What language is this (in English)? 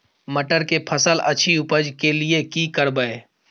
Maithili